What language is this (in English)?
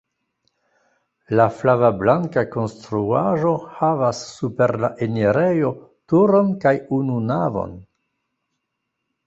Esperanto